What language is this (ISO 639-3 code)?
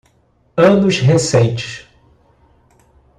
por